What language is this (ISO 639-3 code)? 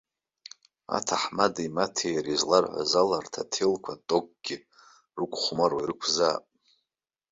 abk